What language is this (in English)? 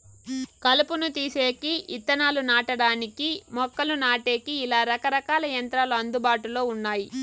Telugu